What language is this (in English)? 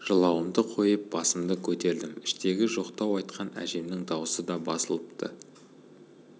Kazakh